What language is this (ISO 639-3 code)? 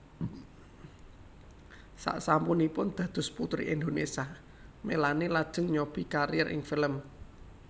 jav